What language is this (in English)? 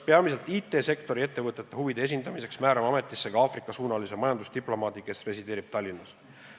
Estonian